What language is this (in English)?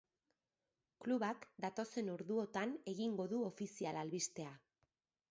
Basque